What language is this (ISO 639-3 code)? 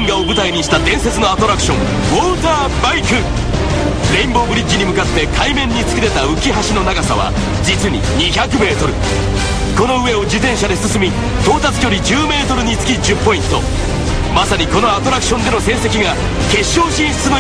jpn